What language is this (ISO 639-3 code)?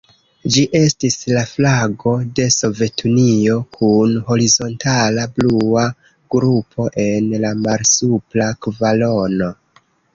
epo